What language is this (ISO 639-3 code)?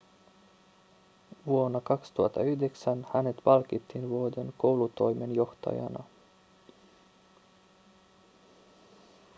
fin